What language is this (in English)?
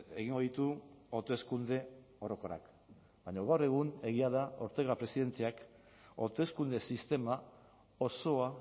Basque